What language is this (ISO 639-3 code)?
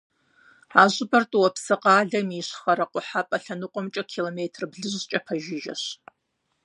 kbd